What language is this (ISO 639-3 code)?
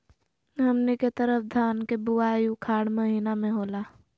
mag